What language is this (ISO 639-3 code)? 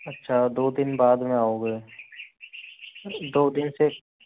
hin